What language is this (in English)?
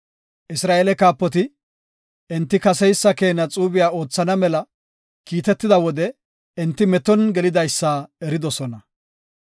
Gofa